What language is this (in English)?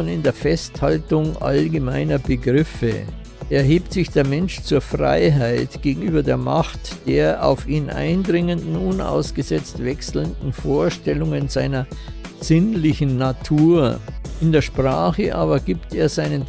German